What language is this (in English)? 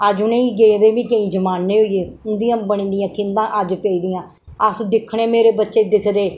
Dogri